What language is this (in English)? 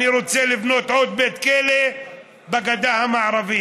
Hebrew